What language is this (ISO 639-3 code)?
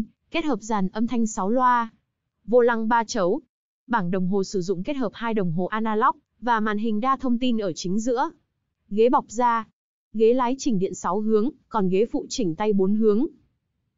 vie